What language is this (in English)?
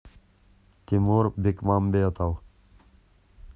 Russian